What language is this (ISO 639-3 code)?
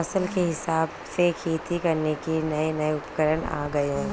hin